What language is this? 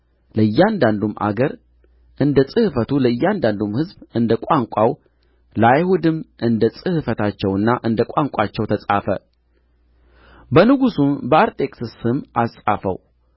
Amharic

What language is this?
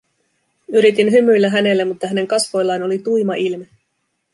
Finnish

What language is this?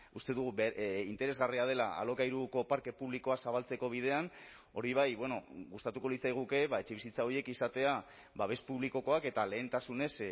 Basque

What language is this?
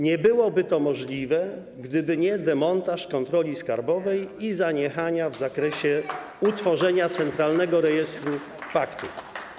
Polish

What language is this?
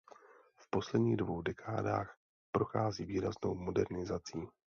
Czech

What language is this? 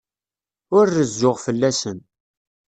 Kabyle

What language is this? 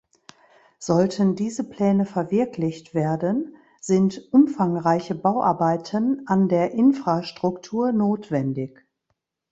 German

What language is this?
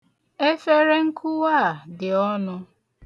Igbo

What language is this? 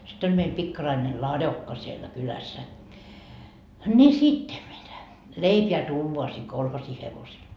Finnish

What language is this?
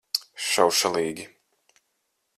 Latvian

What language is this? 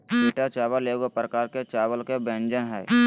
Magahi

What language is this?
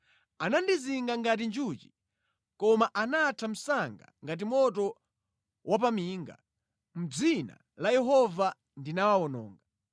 Nyanja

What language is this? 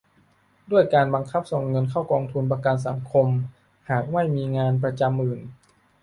Thai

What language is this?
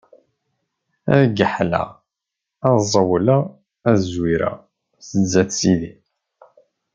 Kabyle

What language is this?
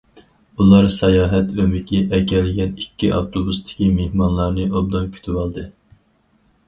Uyghur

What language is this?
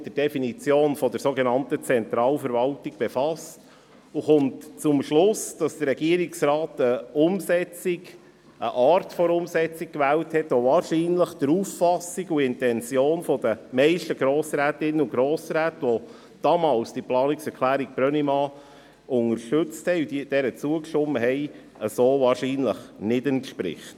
Swiss German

